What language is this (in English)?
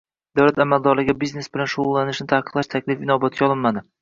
Uzbek